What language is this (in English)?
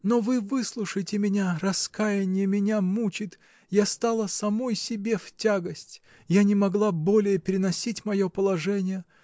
Russian